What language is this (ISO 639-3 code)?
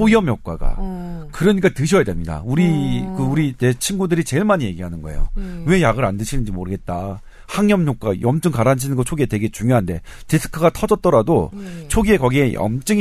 kor